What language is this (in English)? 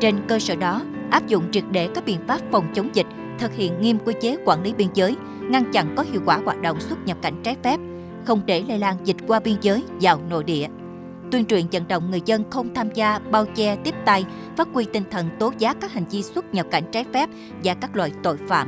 Vietnamese